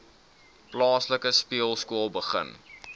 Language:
Afrikaans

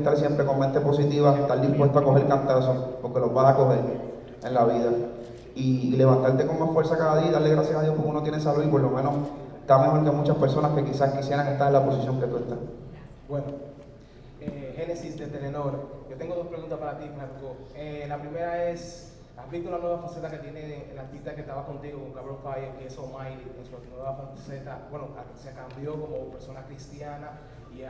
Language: Spanish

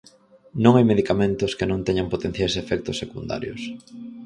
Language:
Galician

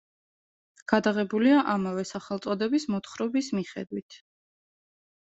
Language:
Georgian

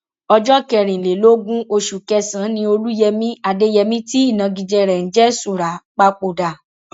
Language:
Yoruba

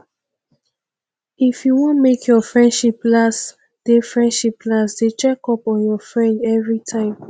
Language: Nigerian Pidgin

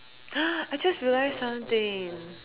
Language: English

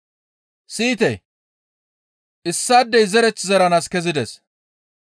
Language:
Gamo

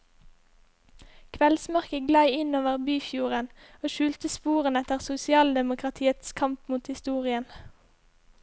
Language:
Norwegian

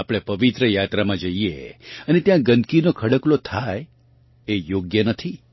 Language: Gujarati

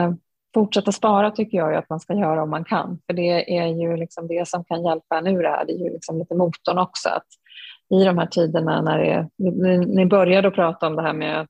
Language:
Swedish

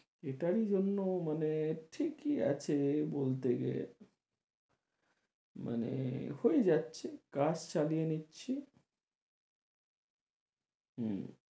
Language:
Bangla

